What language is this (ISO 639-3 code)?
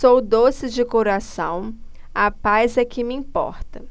por